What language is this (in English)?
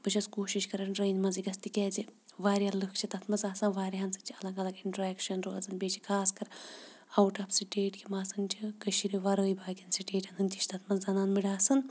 Kashmiri